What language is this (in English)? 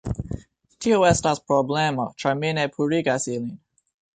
Esperanto